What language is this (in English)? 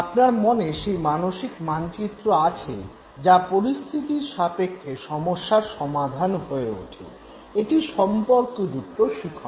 Bangla